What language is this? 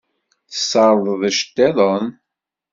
Kabyle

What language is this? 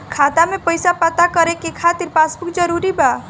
Bhojpuri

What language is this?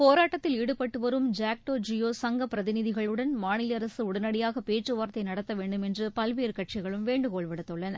Tamil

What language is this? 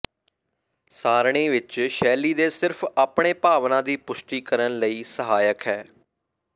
Punjabi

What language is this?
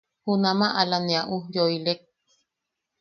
Yaqui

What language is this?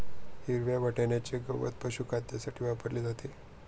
Marathi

